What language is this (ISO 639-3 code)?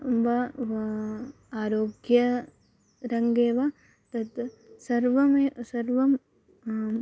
san